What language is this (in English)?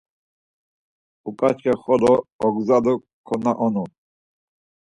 Laz